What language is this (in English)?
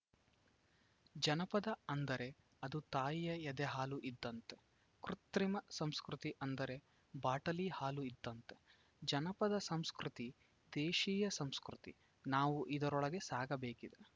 Kannada